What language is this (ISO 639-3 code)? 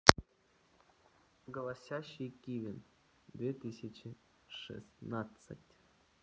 rus